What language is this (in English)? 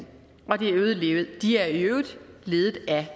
Danish